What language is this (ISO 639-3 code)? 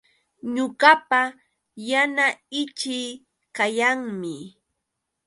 qux